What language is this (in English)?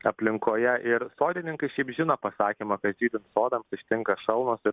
Lithuanian